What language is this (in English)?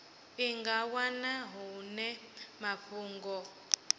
Venda